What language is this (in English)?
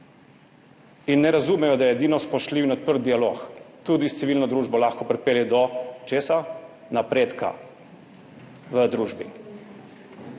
Slovenian